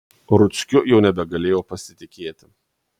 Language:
Lithuanian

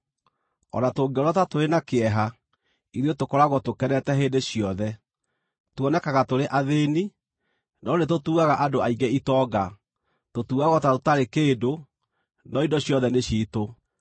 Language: Kikuyu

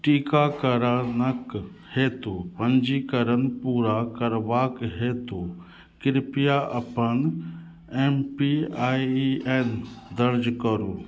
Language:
Maithili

